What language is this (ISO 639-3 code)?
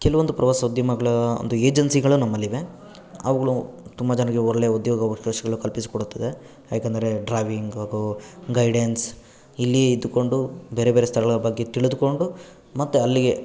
kan